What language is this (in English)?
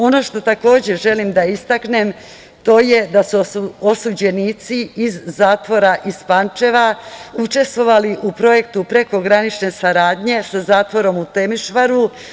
Serbian